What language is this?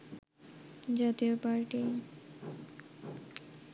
Bangla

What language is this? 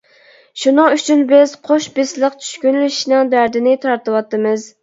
Uyghur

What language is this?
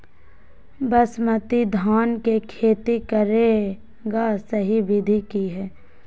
Magahi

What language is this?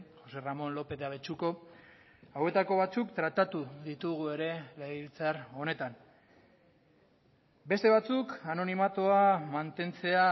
Basque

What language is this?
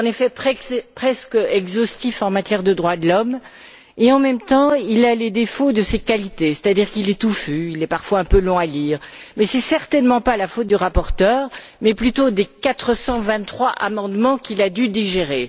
French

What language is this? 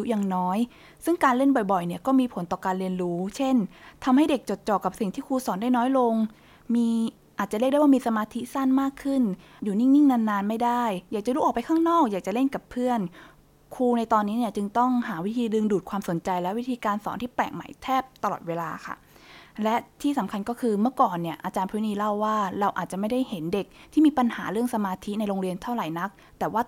Thai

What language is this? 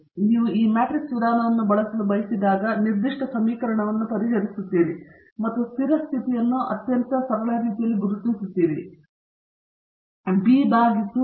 Kannada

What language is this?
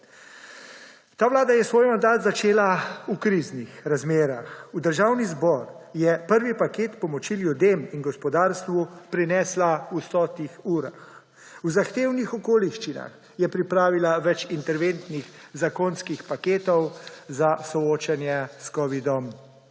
Slovenian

